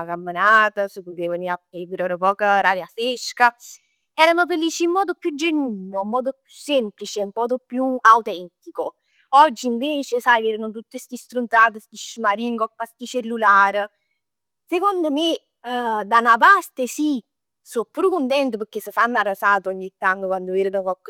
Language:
Neapolitan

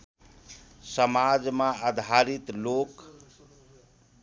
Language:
Nepali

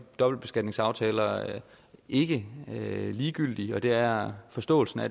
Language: Danish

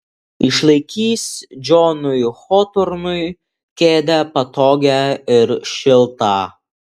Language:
Lithuanian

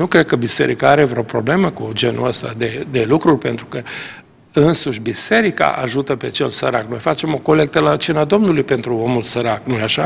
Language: Romanian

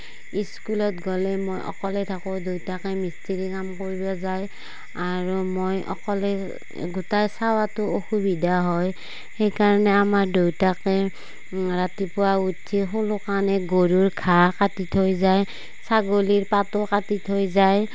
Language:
Assamese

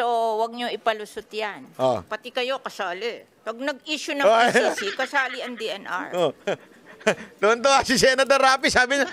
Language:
Filipino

